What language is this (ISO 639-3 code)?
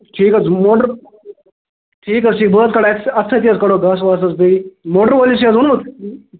kas